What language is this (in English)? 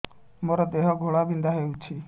Odia